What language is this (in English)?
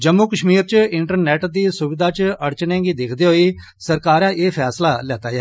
Dogri